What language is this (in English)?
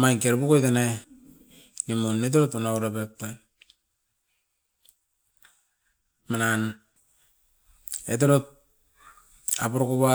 Askopan